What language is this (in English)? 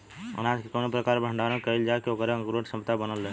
Bhojpuri